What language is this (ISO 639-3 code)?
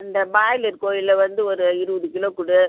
tam